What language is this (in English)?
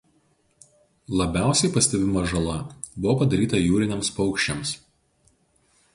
Lithuanian